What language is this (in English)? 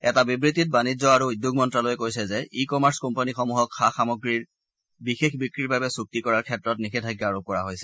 Assamese